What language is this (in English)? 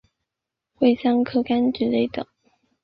Chinese